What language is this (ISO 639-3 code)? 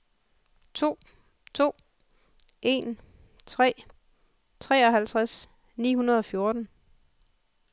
dan